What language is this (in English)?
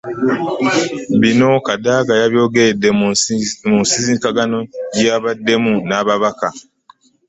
Ganda